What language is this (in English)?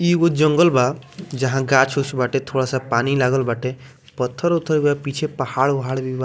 Bhojpuri